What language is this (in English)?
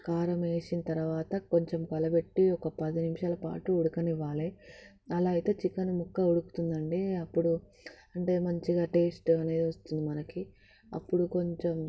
Telugu